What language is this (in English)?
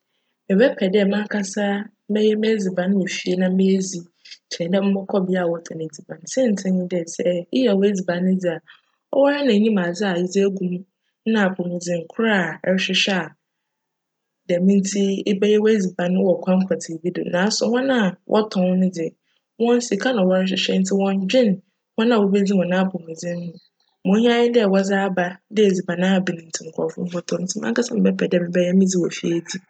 Akan